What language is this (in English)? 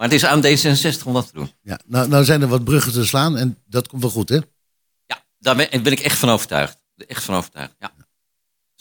Dutch